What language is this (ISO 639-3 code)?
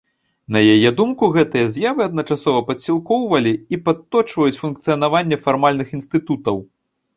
bel